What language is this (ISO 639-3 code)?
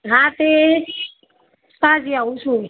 guj